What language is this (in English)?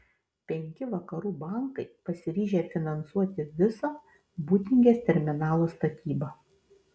Lithuanian